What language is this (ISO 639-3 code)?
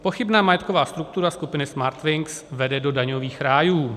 ces